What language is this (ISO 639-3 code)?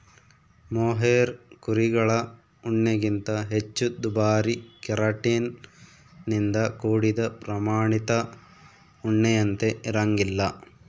kan